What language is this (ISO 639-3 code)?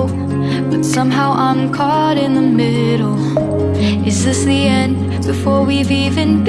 eng